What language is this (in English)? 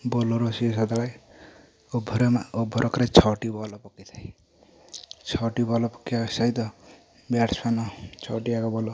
Odia